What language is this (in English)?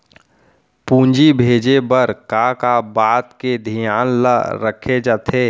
Chhattisgarhi